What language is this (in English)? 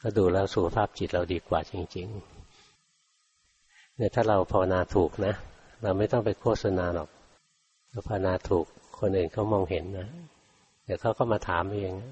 Thai